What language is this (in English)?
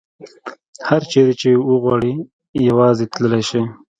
Pashto